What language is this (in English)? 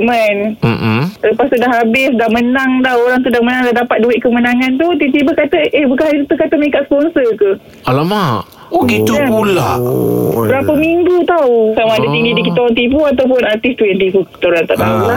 Malay